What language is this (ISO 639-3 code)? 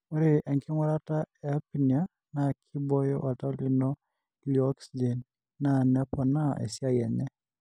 mas